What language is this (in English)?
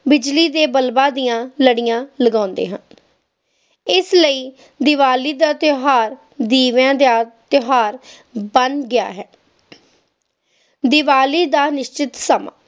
Punjabi